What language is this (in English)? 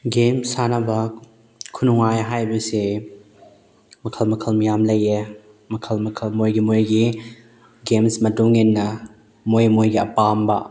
Manipuri